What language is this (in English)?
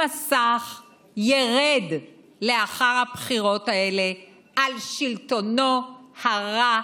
Hebrew